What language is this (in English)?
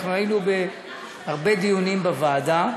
Hebrew